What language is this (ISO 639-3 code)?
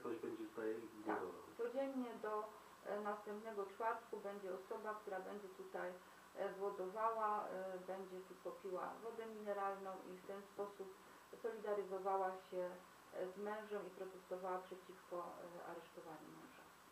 pol